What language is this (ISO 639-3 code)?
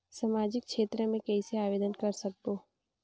hne